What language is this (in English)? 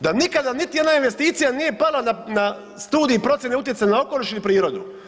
Croatian